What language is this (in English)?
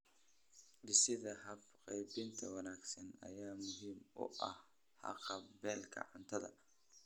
Somali